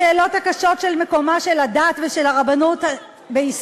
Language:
Hebrew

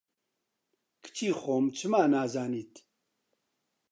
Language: Central Kurdish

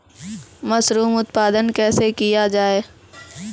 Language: Maithili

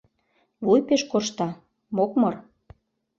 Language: Mari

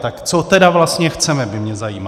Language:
Czech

